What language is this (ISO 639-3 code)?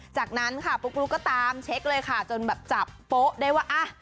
tha